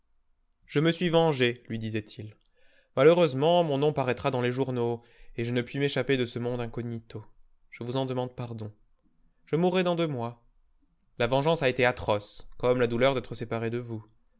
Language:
French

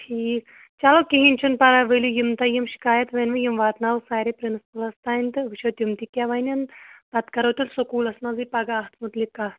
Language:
Kashmiri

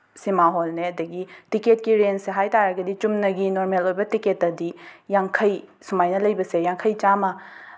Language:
Manipuri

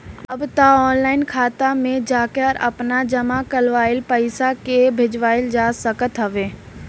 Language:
Bhojpuri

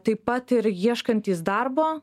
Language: Lithuanian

